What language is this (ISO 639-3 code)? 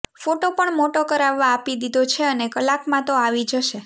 guj